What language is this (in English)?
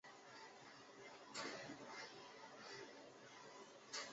Chinese